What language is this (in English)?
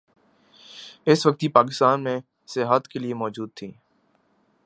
Urdu